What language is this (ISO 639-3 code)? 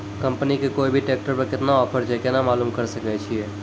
mai